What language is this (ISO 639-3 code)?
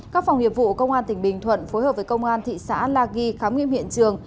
vie